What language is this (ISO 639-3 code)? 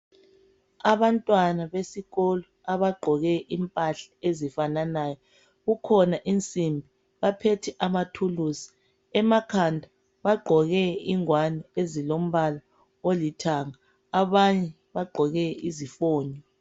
nde